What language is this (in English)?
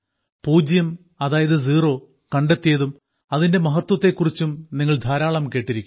Malayalam